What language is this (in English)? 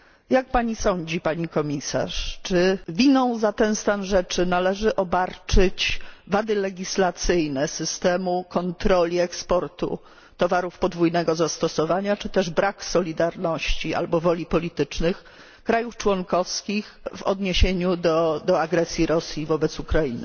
Polish